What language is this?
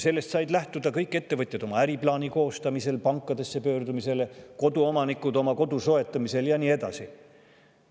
Estonian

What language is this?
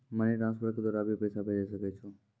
Maithili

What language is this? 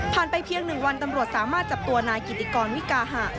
Thai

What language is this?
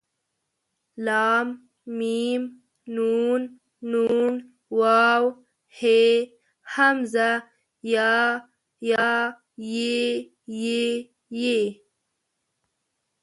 Pashto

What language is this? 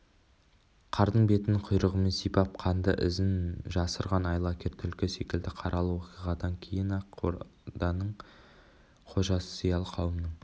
Kazakh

